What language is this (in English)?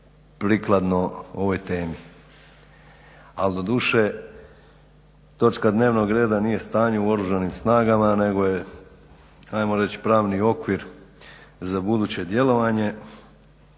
Croatian